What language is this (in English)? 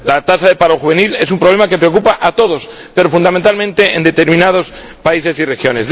Spanish